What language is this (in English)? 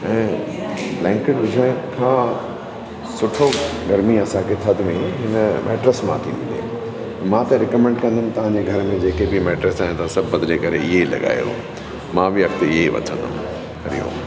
Sindhi